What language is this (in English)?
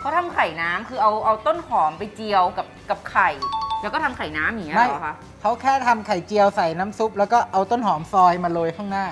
Thai